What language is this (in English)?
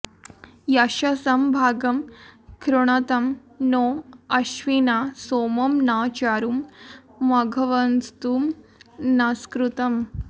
Sanskrit